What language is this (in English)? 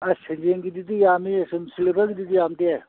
Manipuri